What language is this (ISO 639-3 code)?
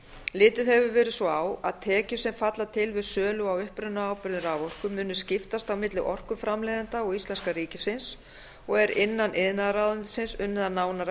isl